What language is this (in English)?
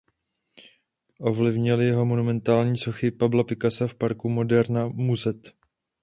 Czech